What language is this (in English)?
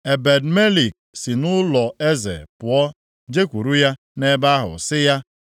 Igbo